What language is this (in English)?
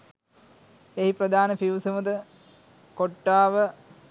Sinhala